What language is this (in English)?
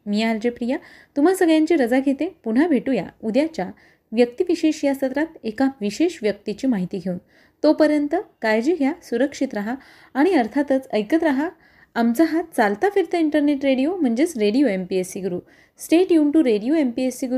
Marathi